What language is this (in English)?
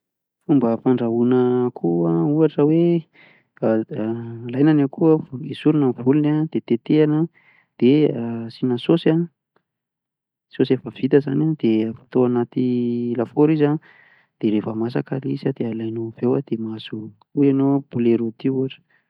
Malagasy